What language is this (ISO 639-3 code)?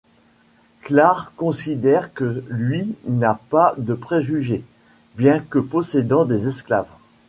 fra